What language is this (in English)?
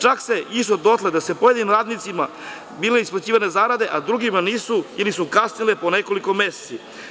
Serbian